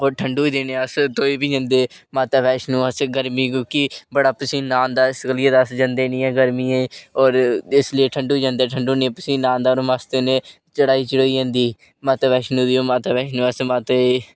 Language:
Dogri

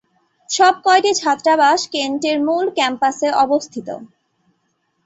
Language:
Bangla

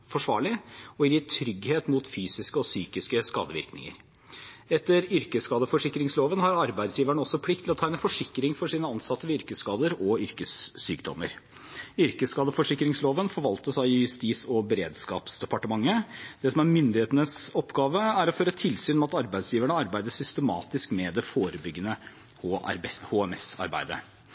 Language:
Norwegian Bokmål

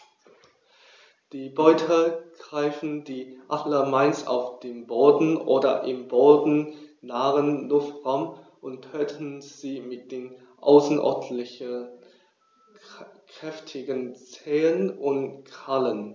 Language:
German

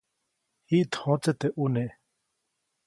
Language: Copainalá Zoque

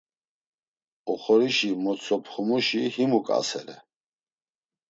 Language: Laz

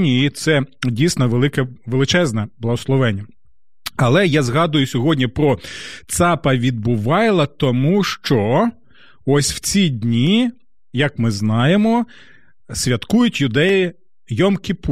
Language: Ukrainian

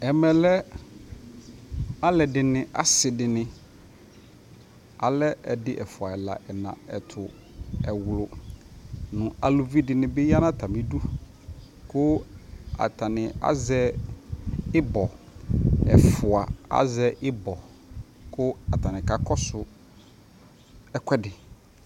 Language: Ikposo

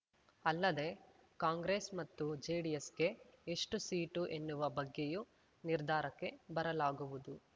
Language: Kannada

